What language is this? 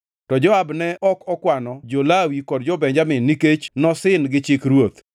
Luo (Kenya and Tanzania)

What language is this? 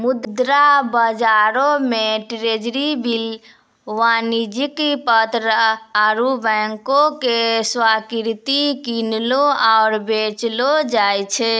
Maithili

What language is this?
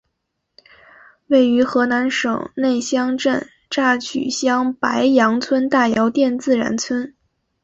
Chinese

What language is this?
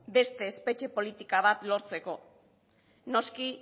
Basque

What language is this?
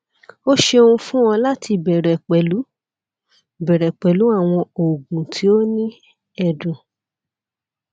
Yoruba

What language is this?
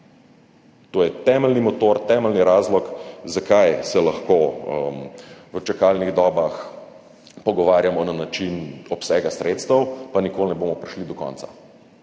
Slovenian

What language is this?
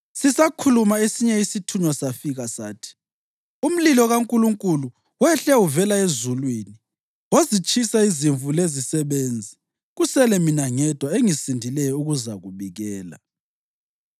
North Ndebele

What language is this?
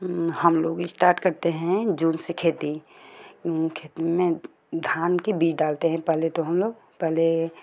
Hindi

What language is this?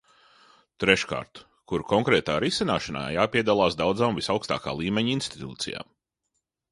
Latvian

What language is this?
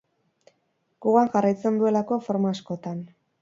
Basque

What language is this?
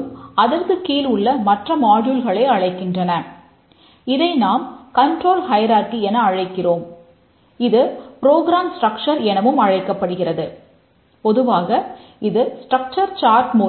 Tamil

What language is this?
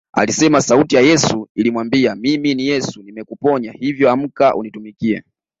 Swahili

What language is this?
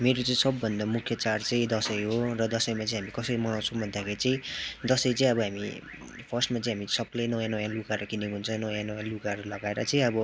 Nepali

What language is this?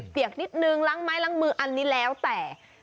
Thai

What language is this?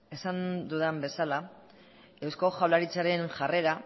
Basque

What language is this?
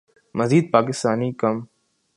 Urdu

